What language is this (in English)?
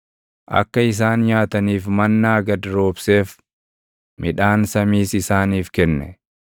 Oromo